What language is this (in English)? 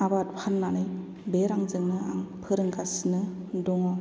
Bodo